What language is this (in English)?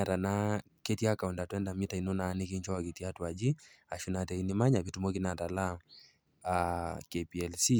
Masai